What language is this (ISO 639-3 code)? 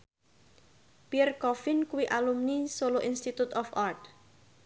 jav